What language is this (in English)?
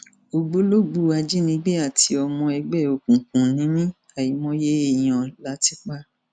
Yoruba